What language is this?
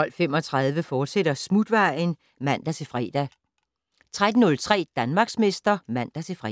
Danish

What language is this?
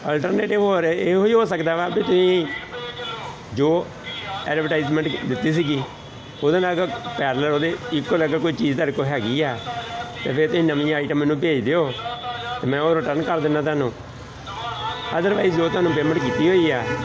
Punjabi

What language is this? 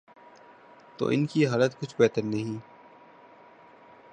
Urdu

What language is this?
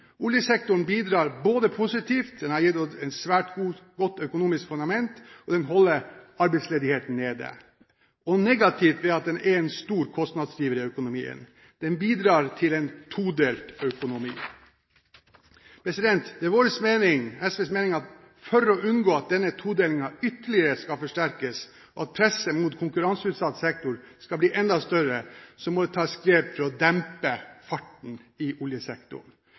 Norwegian Bokmål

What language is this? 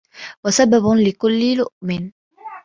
Arabic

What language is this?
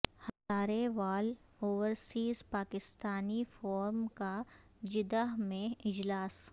Urdu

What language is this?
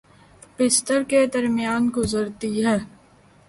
Urdu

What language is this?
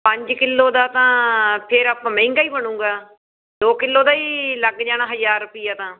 Punjabi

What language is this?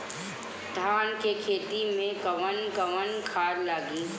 Bhojpuri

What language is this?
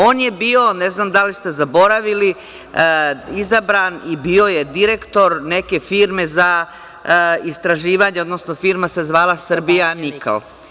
Serbian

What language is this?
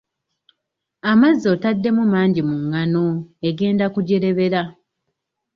Ganda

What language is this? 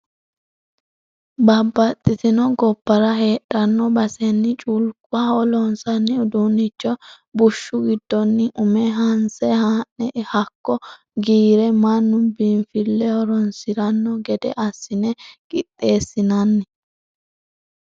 Sidamo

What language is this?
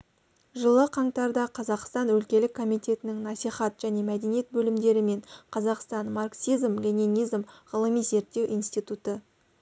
Kazakh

